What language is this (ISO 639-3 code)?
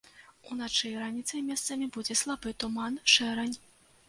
bel